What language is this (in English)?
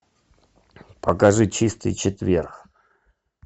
Russian